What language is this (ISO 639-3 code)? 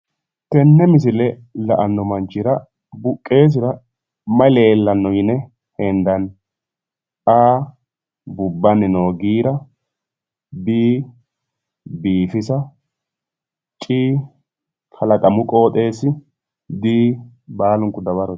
sid